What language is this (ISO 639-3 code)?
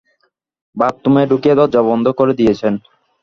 ben